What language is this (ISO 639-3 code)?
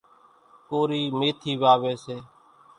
gjk